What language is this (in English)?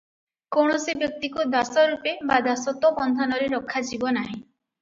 Odia